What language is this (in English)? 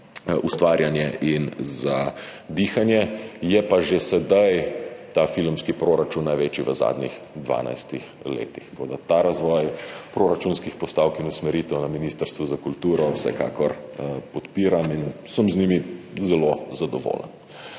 Slovenian